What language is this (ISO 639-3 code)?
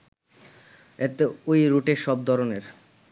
ben